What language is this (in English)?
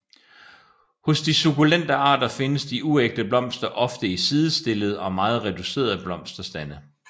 Danish